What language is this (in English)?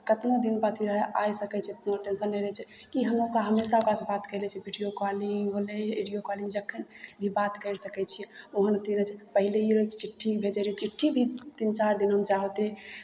Maithili